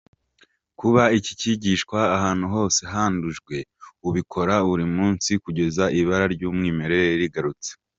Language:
Kinyarwanda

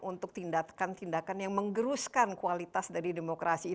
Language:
Indonesian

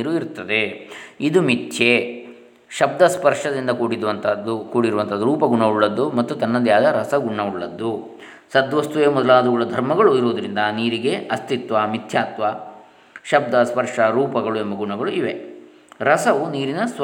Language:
Kannada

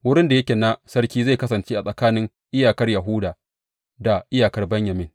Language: Hausa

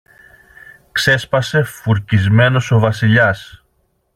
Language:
Greek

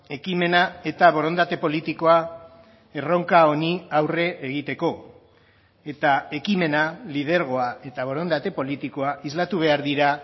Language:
Basque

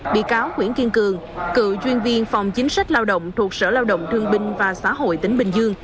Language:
Vietnamese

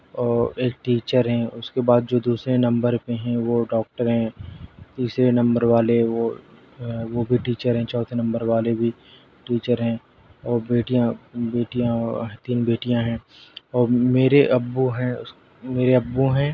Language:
Urdu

